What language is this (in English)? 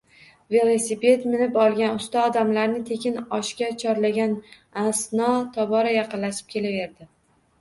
Uzbek